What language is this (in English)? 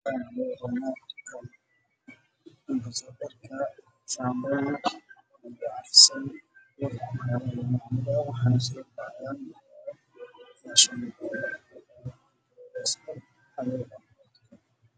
Somali